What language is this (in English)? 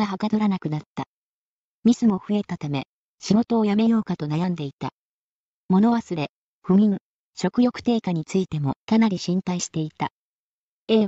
Japanese